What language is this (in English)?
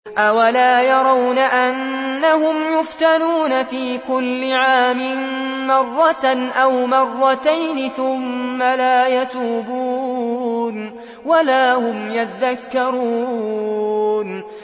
Arabic